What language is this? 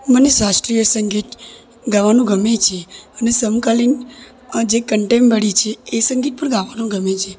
Gujarati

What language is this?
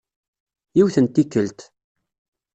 Kabyle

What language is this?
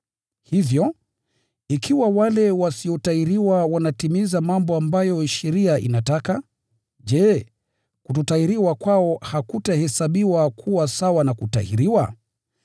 Swahili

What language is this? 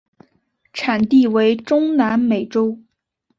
Chinese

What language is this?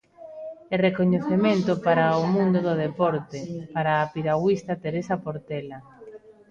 Galician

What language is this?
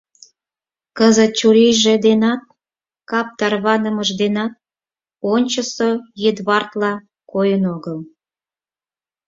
Mari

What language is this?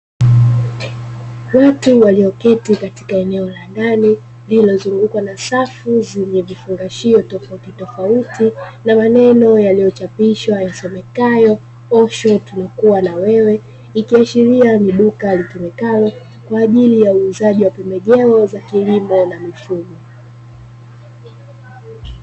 Swahili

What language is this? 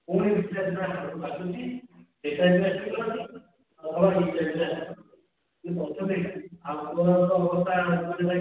Odia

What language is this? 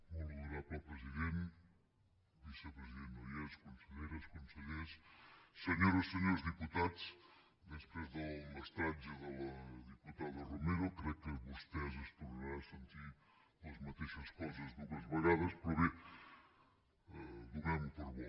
Catalan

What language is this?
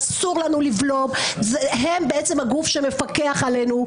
Hebrew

